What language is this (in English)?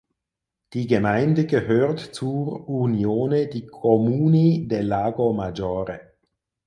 German